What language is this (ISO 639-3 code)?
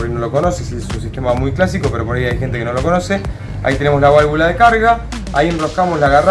spa